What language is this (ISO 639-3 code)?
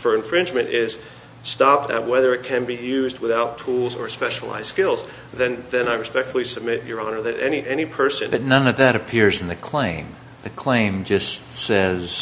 eng